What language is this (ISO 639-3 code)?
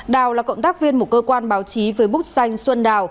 vie